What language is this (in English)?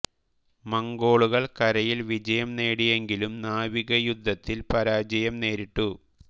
Malayalam